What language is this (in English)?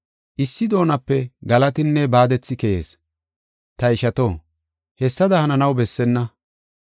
Gofa